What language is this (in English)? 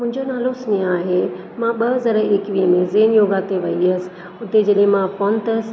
Sindhi